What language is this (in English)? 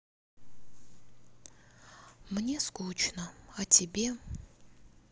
Russian